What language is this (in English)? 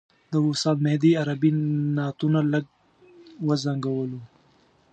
Pashto